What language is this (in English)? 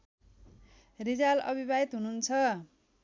Nepali